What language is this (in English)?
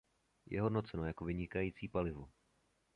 Czech